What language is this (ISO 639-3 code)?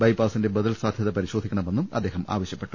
mal